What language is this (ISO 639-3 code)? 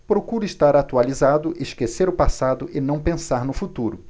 por